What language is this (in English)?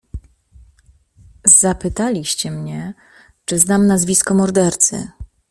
Polish